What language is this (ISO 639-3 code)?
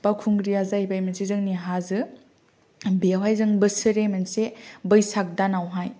brx